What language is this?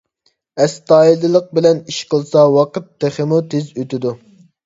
Uyghur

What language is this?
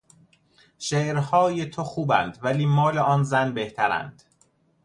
Persian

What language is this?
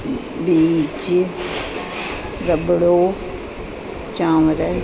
Sindhi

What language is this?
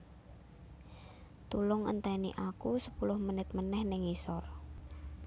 Javanese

